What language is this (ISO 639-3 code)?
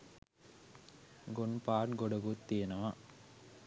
sin